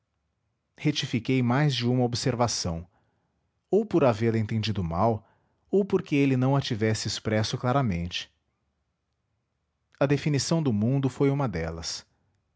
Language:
Portuguese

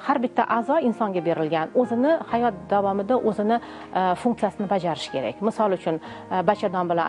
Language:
Turkish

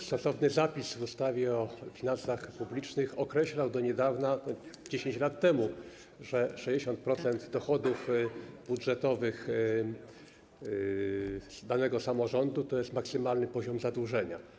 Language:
Polish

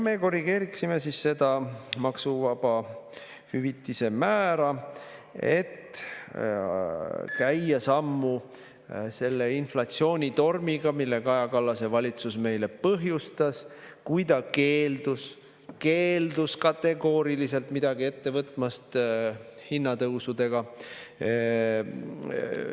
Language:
Estonian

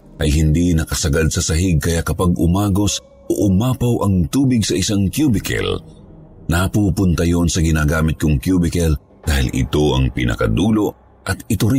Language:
Filipino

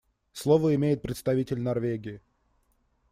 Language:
Russian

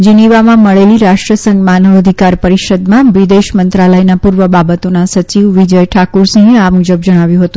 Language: Gujarati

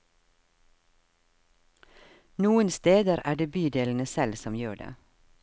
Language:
Norwegian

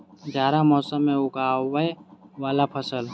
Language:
Maithili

